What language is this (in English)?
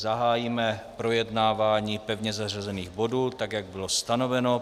Czech